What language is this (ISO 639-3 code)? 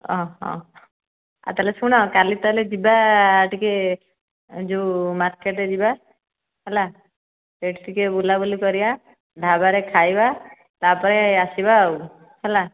ori